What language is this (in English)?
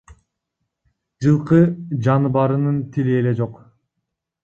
Kyrgyz